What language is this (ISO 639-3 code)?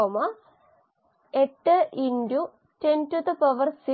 mal